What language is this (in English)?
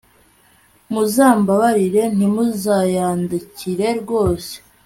Kinyarwanda